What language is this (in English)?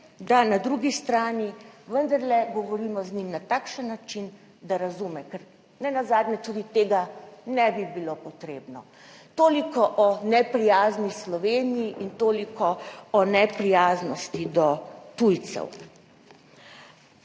Slovenian